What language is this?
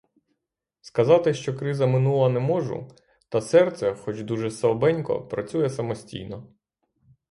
Ukrainian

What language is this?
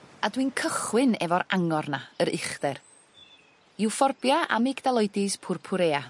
Welsh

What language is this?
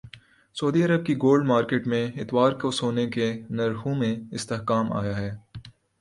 Urdu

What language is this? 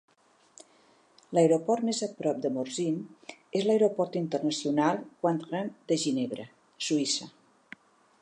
Catalan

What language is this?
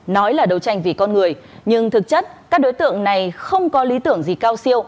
Vietnamese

